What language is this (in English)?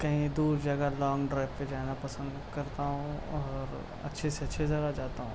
Urdu